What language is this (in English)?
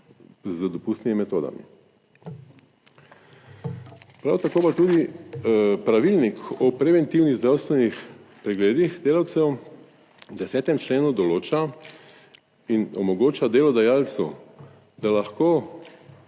Slovenian